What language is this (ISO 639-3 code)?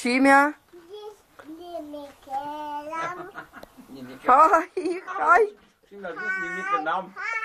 ron